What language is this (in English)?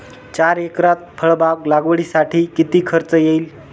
Marathi